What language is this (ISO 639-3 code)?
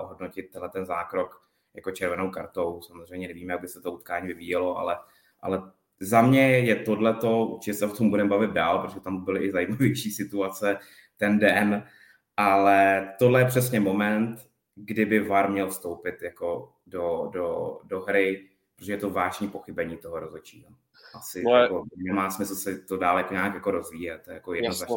ces